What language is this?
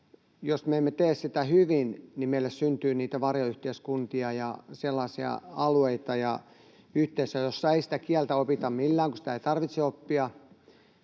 Finnish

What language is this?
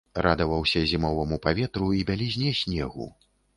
Belarusian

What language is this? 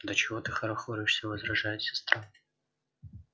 Russian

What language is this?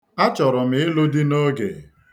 Igbo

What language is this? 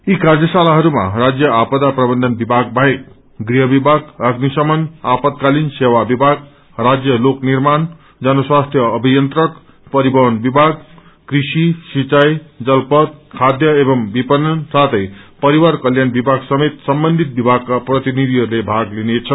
Nepali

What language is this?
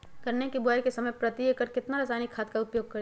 Magahi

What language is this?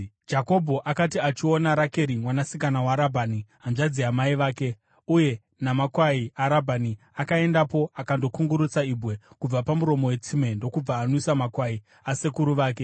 Shona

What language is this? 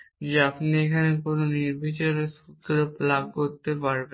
Bangla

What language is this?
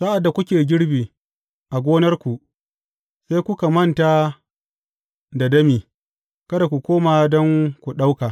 Hausa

